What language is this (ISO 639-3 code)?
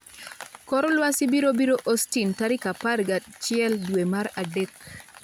luo